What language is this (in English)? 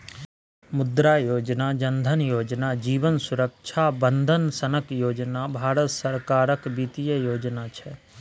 Maithili